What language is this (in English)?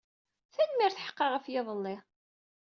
Kabyle